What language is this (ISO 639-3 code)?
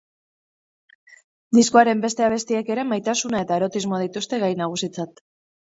eus